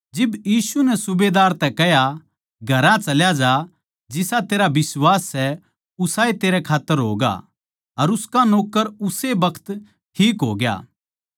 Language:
Haryanvi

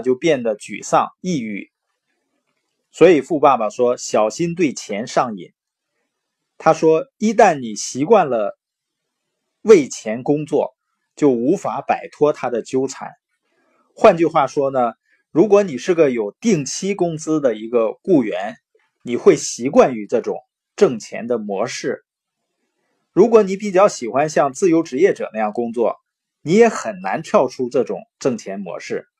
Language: Chinese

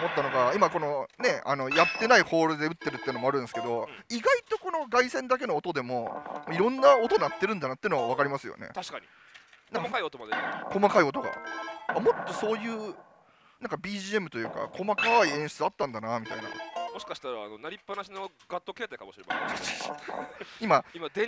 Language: Japanese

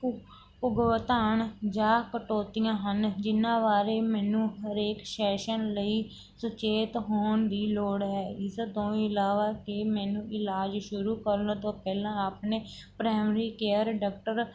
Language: Punjabi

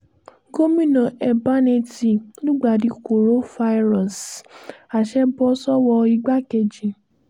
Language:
Yoruba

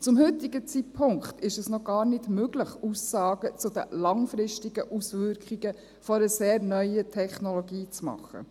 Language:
Swiss German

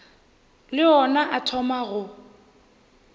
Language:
Northern Sotho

